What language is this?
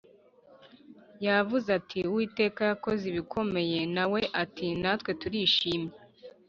Kinyarwanda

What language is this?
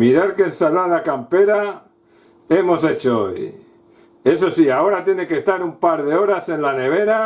Spanish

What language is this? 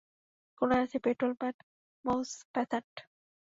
Bangla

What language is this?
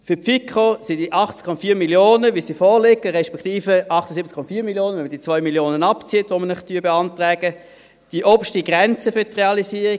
Swiss German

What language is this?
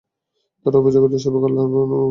Bangla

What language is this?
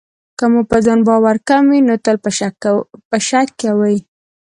Pashto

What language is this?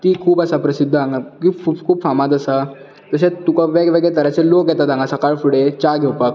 Konkani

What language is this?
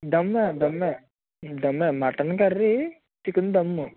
Telugu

